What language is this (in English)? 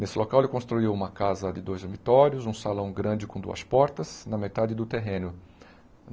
Portuguese